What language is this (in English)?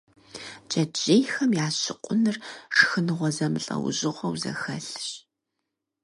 Kabardian